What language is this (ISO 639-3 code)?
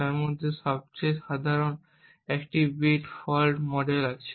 ben